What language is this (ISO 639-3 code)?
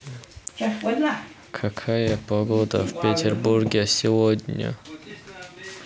rus